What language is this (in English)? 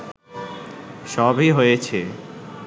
Bangla